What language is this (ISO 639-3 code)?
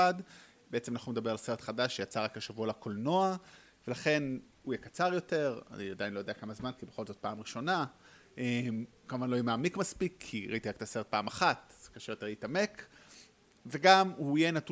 heb